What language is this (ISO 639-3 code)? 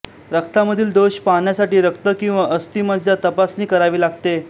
mar